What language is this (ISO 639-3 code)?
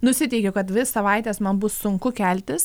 lit